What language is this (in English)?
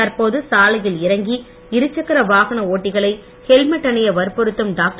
Tamil